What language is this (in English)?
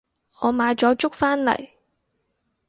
Cantonese